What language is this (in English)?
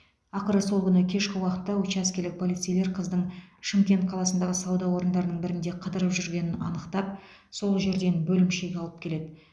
Kazakh